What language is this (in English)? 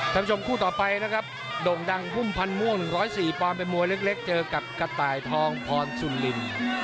Thai